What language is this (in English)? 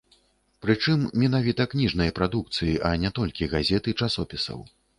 Belarusian